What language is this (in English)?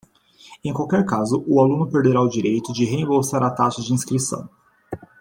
Portuguese